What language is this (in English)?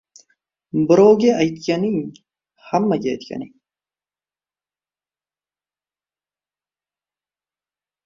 Uzbek